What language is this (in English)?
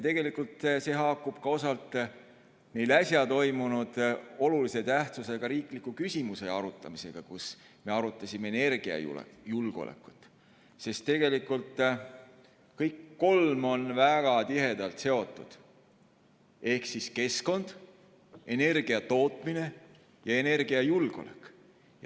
Estonian